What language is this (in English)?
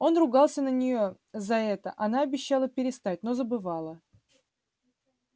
Russian